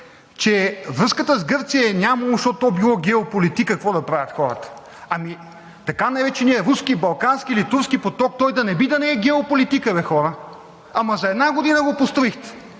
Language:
Bulgarian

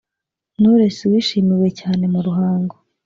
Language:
Kinyarwanda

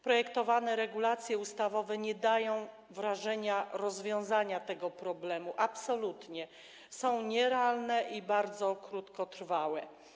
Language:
Polish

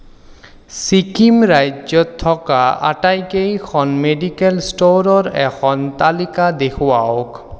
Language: Assamese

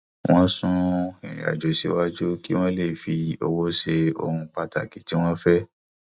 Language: Yoruba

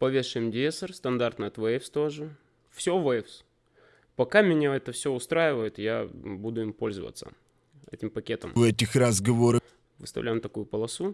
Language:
Russian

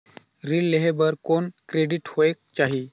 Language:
Chhattisgarhi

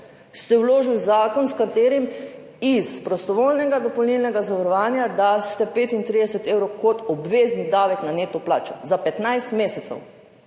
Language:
Slovenian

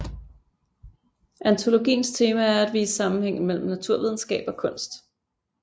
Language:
Danish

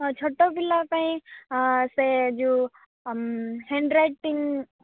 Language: Odia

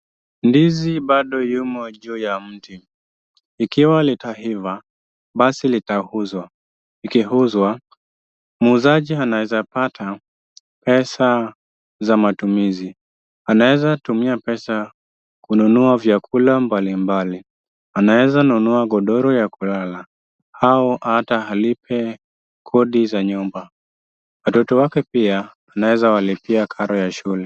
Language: Swahili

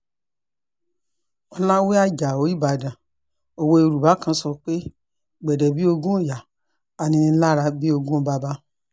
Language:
Yoruba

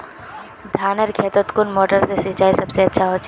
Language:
Magahi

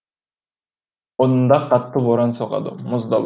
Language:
Kazakh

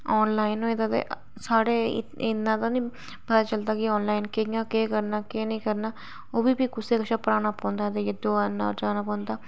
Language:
Dogri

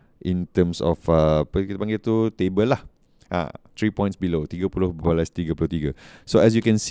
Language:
Malay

